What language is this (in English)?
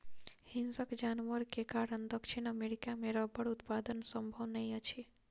Maithili